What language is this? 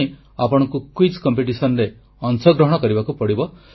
Odia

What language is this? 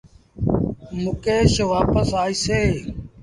Sindhi Bhil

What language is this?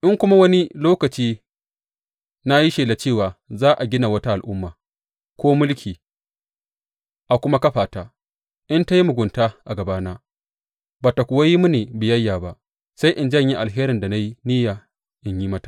Hausa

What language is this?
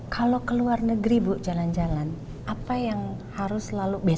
Indonesian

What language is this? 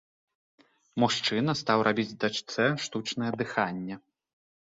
Belarusian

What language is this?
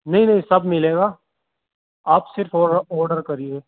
Urdu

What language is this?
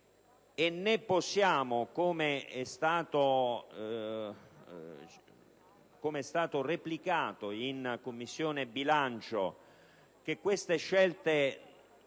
Italian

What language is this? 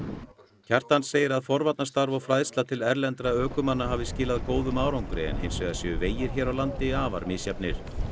Icelandic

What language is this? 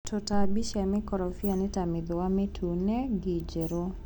Kikuyu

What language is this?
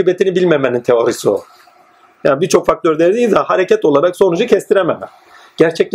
Turkish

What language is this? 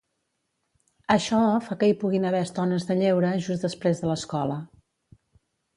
Catalan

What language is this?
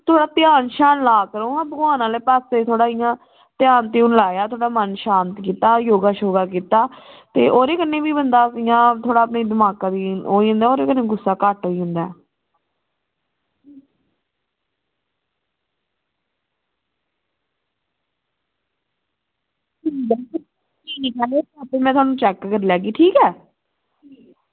Dogri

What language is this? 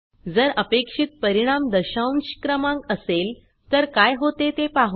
Marathi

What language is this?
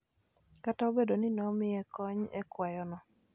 Luo (Kenya and Tanzania)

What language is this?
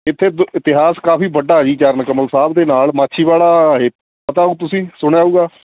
Punjabi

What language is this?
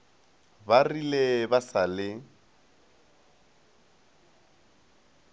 Northern Sotho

